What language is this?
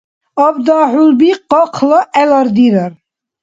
Dargwa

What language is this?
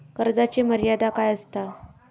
Marathi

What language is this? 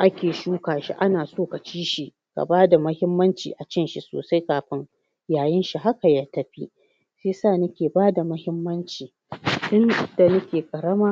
Hausa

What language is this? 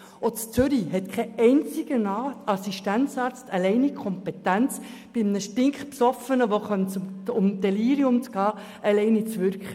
Swiss German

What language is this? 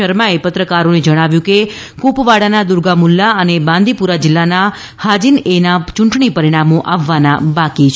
Gujarati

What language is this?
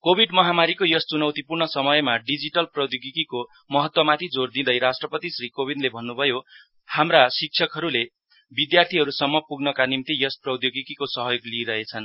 Nepali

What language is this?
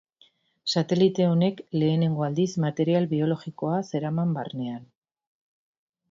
Basque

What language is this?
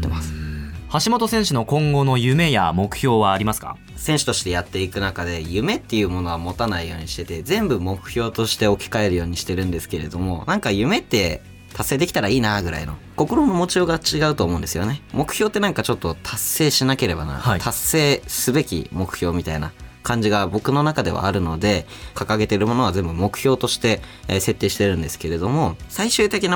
Japanese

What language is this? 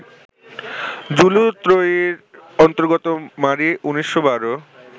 Bangla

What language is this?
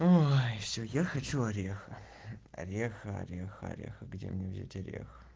Russian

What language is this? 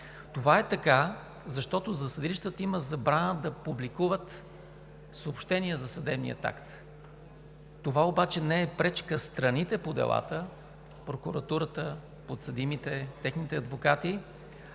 Bulgarian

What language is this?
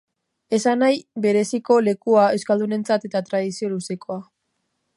Basque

